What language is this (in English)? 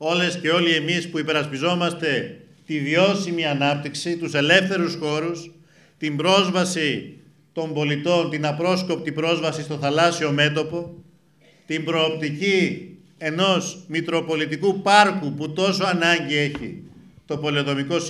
Greek